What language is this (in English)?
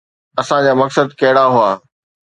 Sindhi